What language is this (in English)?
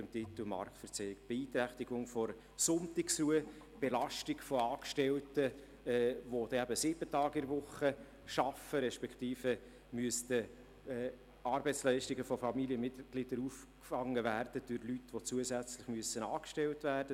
Swiss German